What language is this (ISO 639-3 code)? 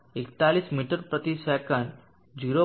guj